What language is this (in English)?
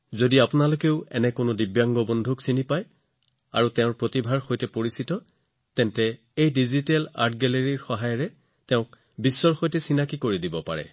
Assamese